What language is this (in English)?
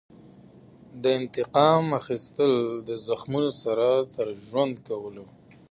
Pashto